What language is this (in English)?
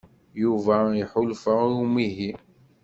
Kabyle